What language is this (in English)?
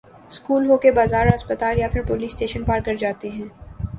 Urdu